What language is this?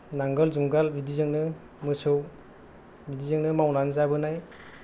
Bodo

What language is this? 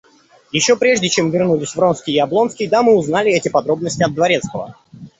Russian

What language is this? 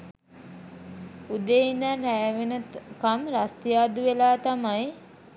Sinhala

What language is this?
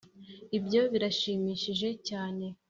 Kinyarwanda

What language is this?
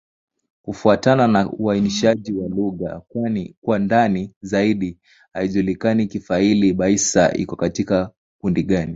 Swahili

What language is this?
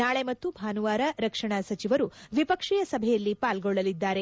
Kannada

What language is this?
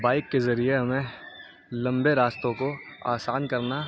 Urdu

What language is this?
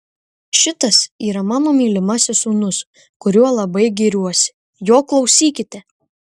Lithuanian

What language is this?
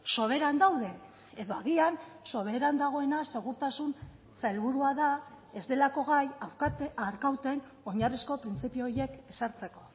Basque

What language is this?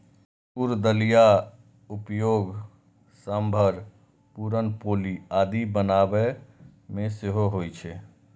Maithili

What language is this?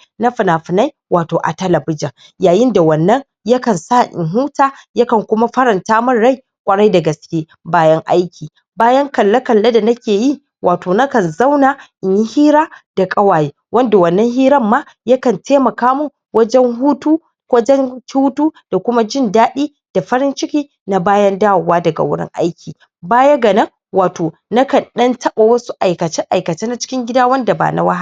Hausa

